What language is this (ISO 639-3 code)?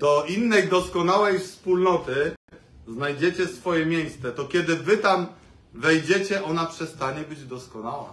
pol